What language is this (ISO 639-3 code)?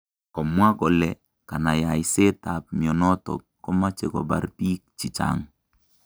kln